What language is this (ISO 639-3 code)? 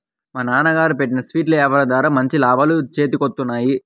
tel